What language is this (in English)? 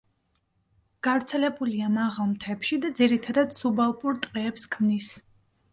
Georgian